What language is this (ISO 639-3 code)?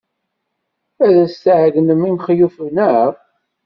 kab